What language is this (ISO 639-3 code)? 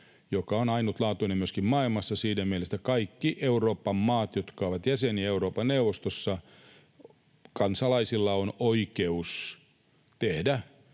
fin